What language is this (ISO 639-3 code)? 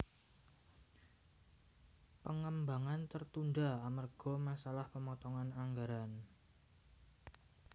jav